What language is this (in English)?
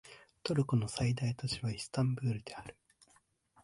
Japanese